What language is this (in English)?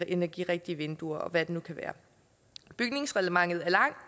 Danish